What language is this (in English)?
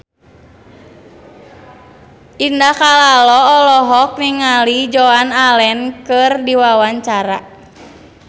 Sundanese